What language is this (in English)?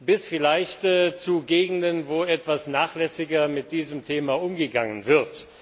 German